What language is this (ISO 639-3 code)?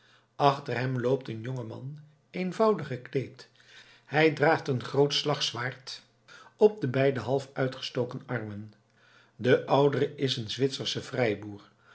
nld